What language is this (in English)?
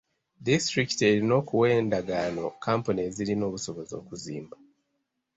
Ganda